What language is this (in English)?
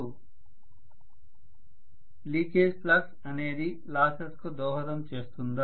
Telugu